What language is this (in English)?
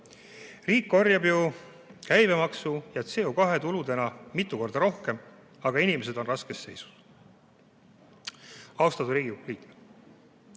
Estonian